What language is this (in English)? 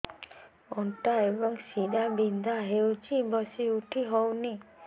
Odia